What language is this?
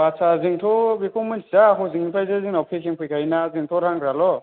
Bodo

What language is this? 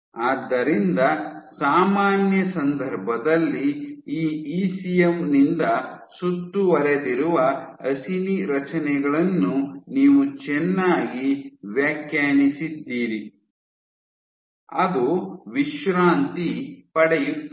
Kannada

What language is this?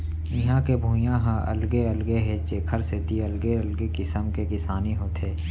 Chhattisgarhi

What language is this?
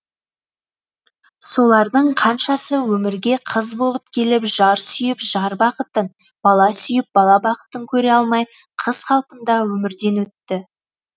Kazakh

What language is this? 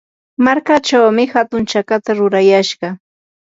Yanahuanca Pasco Quechua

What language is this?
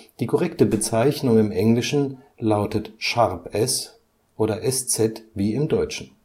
German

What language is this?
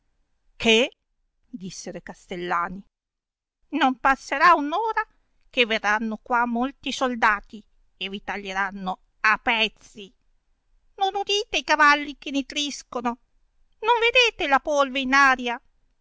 Italian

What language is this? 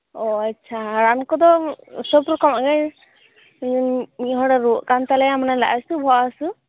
Santali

